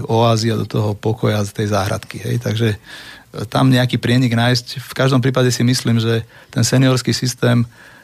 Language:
Slovak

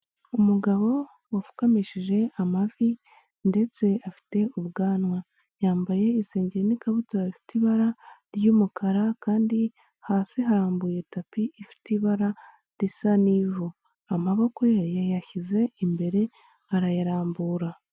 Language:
Kinyarwanda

